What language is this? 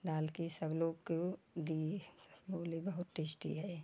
Hindi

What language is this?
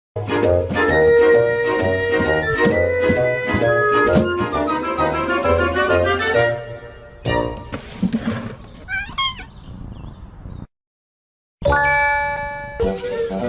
English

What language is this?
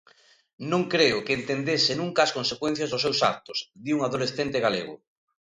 Galician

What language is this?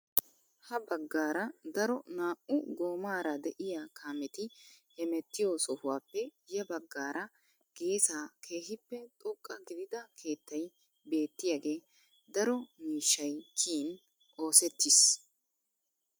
Wolaytta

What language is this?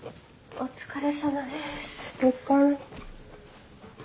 Japanese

